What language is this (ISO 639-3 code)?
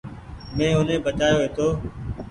gig